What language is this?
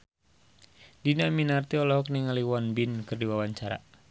Sundanese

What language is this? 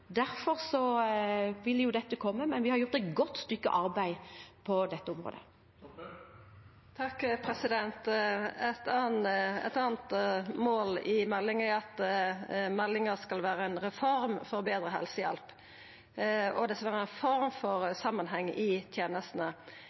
Norwegian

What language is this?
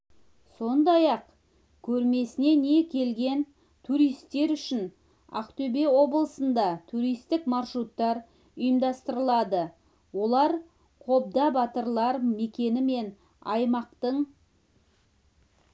Kazakh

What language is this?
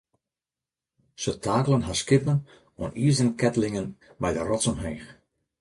Western Frisian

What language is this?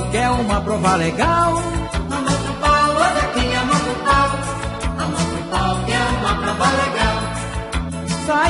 Portuguese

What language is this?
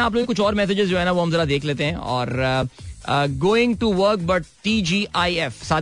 Hindi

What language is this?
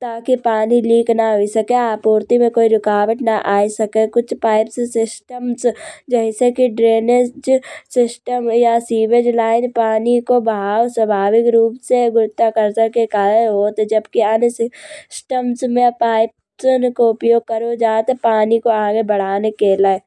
Kanauji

